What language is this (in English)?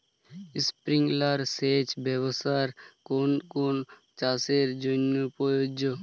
Bangla